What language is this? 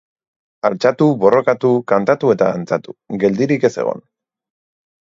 Basque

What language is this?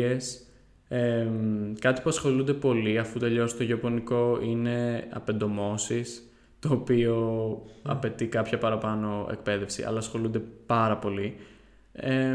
Greek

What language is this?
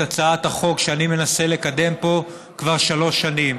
Hebrew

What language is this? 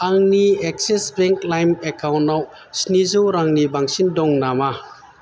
Bodo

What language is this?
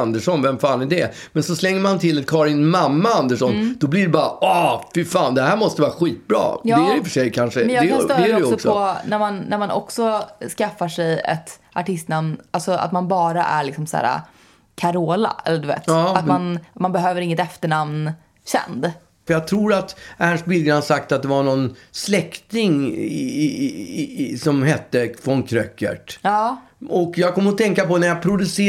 Swedish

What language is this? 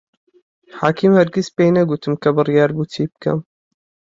Central Kurdish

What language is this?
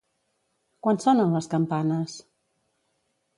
Catalan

